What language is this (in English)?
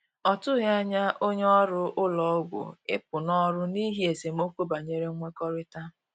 Igbo